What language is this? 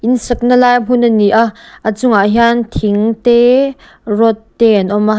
Mizo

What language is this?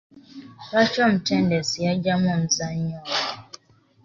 Ganda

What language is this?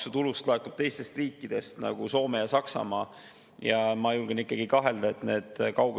Estonian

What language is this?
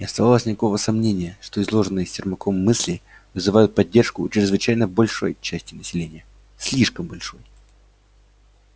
Russian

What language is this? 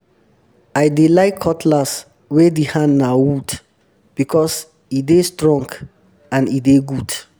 Nigerian Pidgin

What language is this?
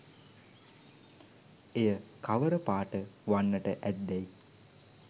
Sinhala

